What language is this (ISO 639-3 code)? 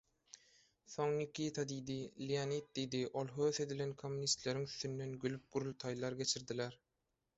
tuk